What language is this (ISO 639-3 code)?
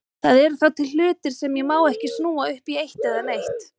isl